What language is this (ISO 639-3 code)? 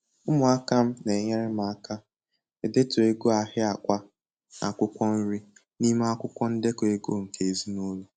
ibo